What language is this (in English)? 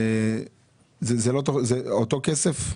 Hebrew